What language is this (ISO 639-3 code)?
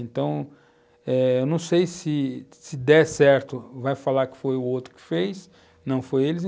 por